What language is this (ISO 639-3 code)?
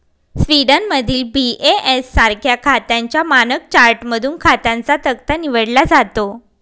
mar